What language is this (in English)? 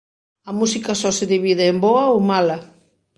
Galician